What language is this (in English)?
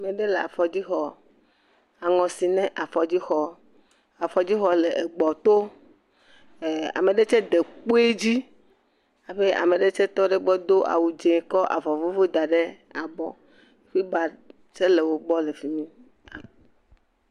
Ewe